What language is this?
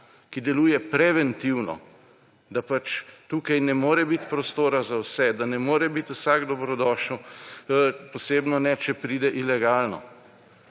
Slovenian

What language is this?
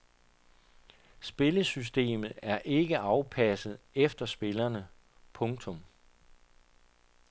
Danish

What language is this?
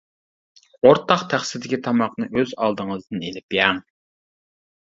Uyghur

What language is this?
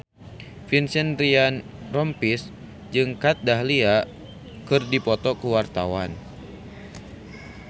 Sundanese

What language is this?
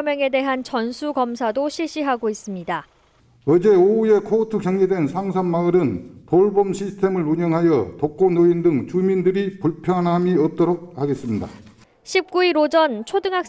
Korean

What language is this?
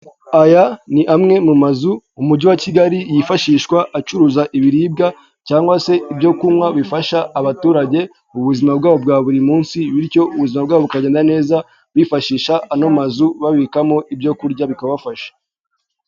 Kinyarwanda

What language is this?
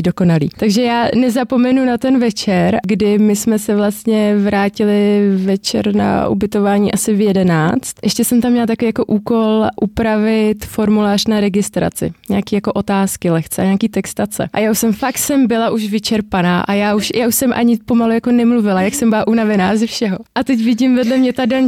Czech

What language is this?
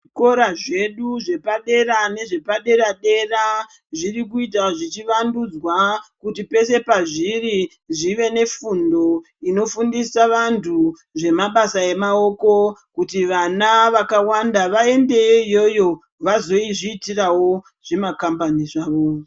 Ndau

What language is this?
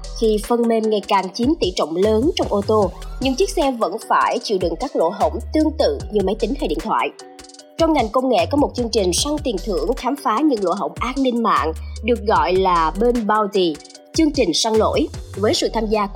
Vietnamese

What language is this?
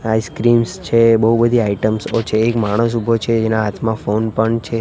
Gujarati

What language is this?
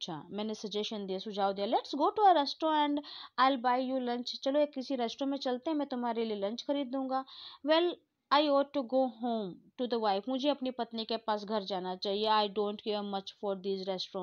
Hindi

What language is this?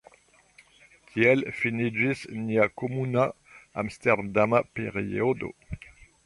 Esperanto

